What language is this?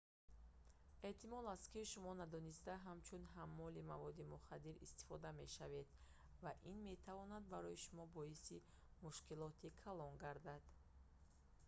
Tajik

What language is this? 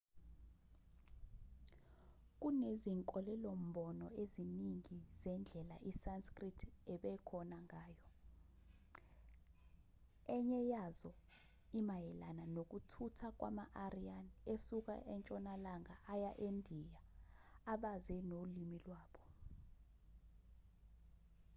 Zulu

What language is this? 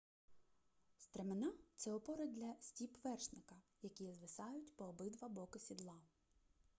Ukrainian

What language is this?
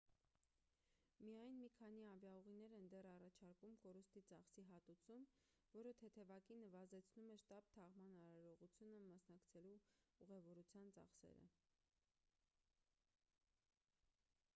Armenian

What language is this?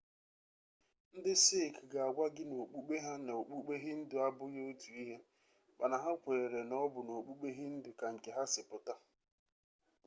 Igbo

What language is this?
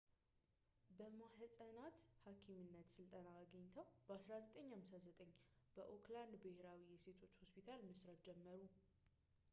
Amharic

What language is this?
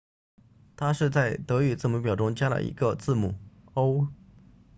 Chinese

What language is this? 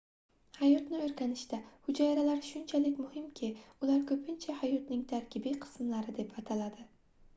Uzbek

